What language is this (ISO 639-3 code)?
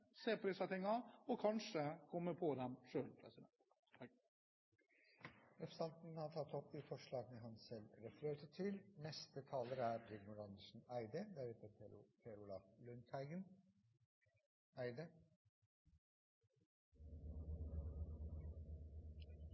nob